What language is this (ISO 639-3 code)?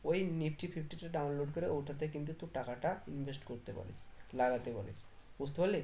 ben